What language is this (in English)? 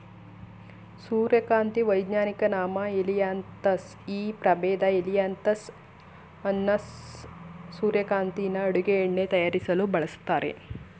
Kannada